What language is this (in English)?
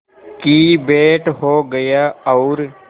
Hindi